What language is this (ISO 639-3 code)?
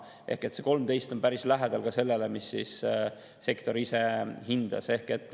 est